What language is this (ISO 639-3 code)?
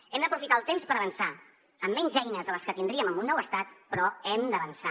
cat